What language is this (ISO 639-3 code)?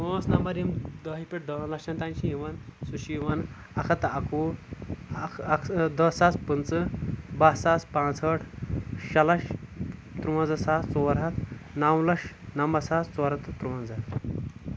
kas